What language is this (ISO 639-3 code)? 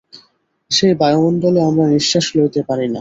ben